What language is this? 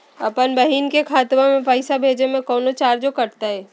Magahi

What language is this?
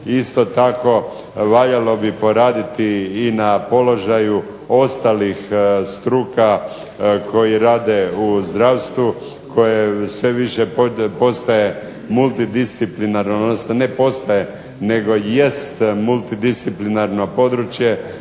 Croatian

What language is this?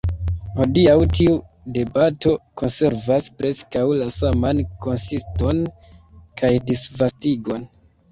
Esperanto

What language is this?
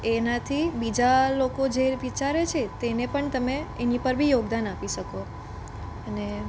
Gujarati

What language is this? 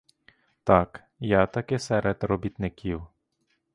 Ukrainian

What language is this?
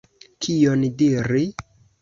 Esperanto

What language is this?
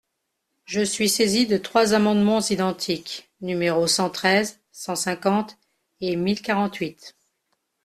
French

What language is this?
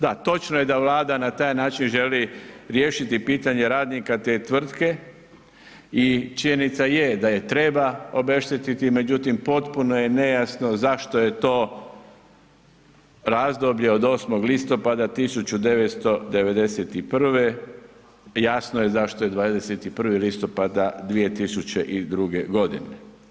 Croatian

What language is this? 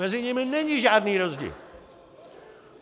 Czech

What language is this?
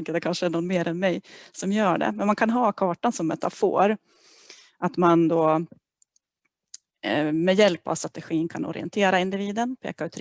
Swedish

